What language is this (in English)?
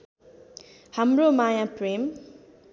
Nepali